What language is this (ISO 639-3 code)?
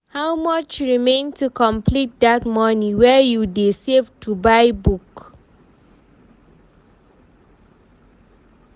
pcm